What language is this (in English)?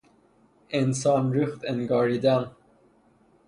Persian